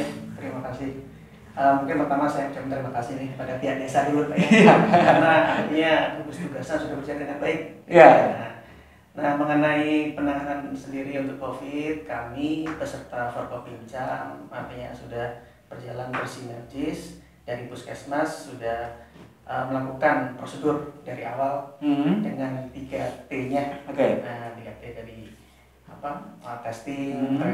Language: Indonesian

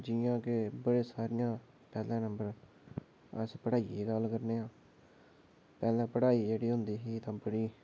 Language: Dogri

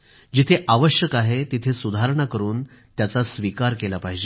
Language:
Marathi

